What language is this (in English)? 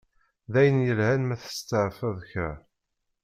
Kabyle